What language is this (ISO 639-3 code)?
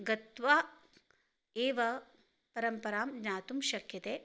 san